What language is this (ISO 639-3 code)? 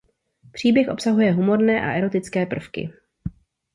ces